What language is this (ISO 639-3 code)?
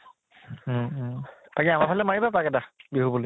asm